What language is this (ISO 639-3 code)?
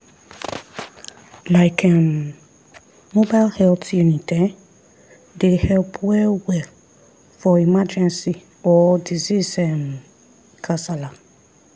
pcm